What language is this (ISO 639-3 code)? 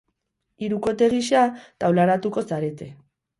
eus